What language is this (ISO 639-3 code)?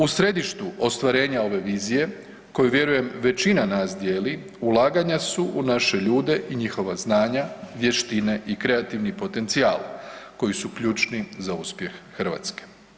hrv